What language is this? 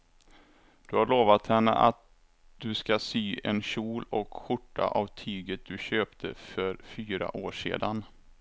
Swedish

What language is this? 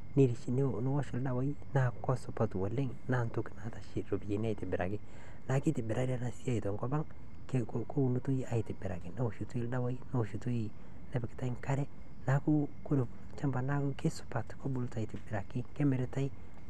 Masai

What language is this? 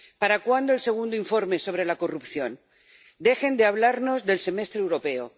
Spanish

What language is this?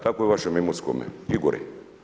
Croatian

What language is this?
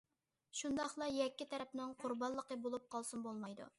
Uyghur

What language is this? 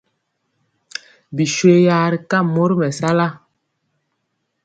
Mpiemo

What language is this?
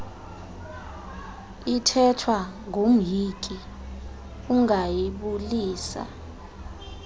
Xhosa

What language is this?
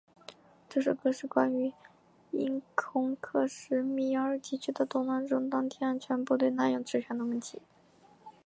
Chinese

